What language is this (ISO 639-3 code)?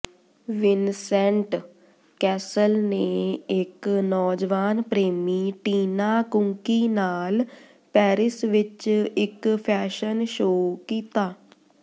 pan